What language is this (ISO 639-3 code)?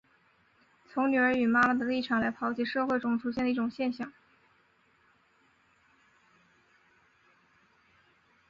zho